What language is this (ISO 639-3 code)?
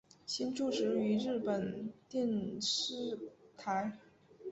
zho